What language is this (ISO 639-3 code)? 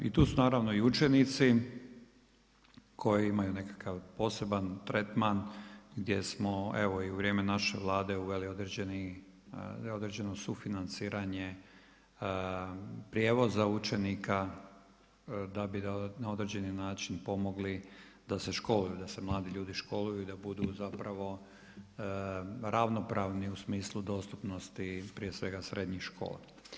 hrv